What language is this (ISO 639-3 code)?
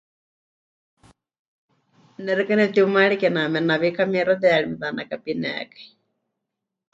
hch